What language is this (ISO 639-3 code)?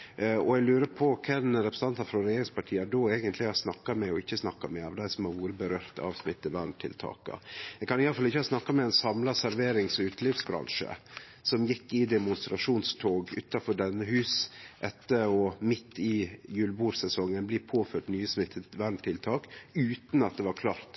nno